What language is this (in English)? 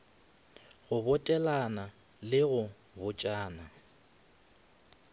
Northern Sotho